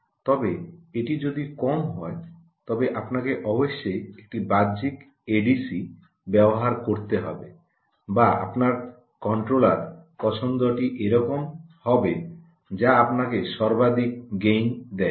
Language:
Bangla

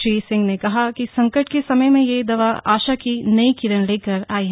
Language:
Hindi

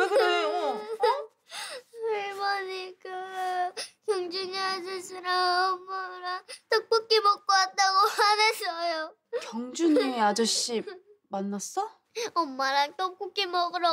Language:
Korean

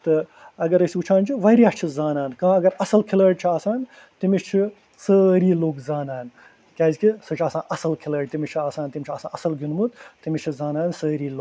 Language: Kashmiri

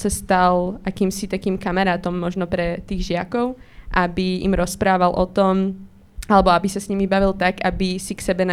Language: Slovak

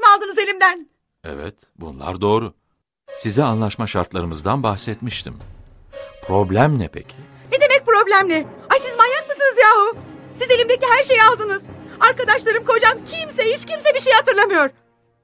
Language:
Turkish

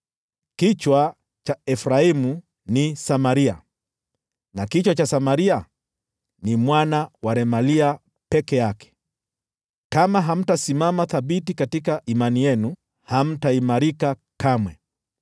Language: Swahili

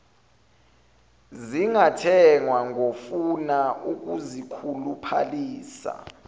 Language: Zulu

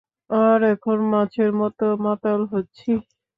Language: Bangla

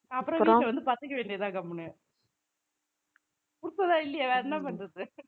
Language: Tamil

